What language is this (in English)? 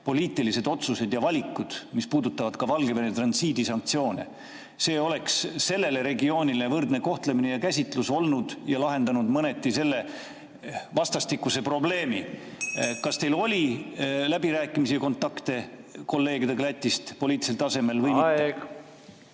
Estonian